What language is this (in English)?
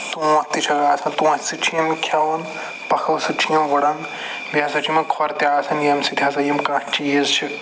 Kashmiri